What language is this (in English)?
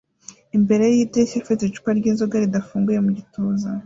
Kinyarwanda